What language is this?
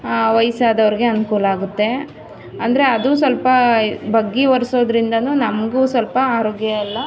Kannada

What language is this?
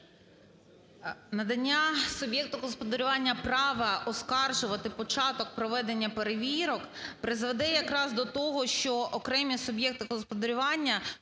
Ukrainian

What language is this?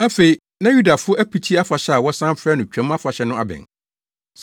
Akan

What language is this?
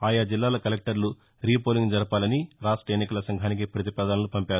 Telugu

